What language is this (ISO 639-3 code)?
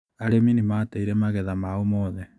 kik